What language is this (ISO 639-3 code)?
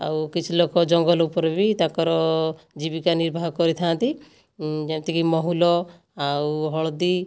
ori